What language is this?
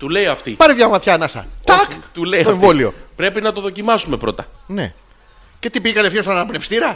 Greek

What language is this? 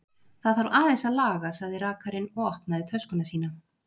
Icelandic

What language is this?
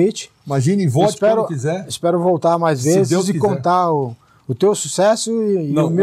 Portuguese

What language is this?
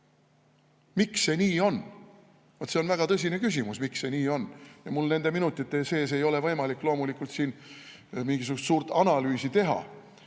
Estonian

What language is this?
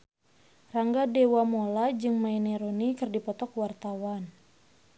Sundanese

